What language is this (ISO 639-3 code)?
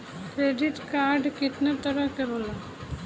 bho